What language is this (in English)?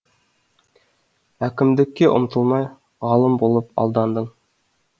Kazakh